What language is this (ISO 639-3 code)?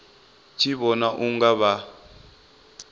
ven